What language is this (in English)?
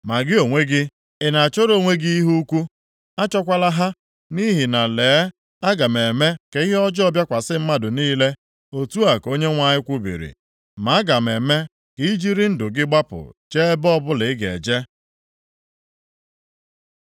Igbo